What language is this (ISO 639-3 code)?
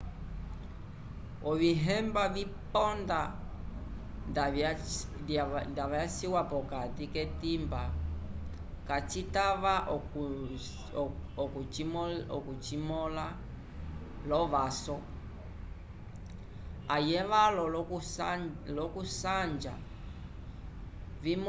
umb